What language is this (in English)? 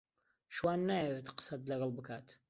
Central Kurdish